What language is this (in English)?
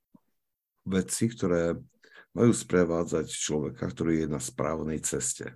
Slovak